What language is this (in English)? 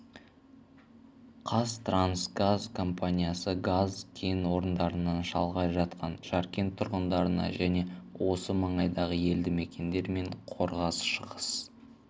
Kazakh